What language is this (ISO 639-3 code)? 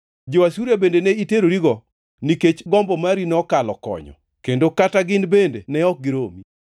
luo